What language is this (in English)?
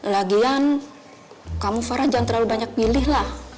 Indonesian